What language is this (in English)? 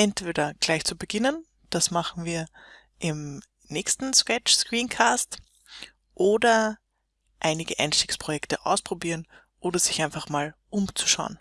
German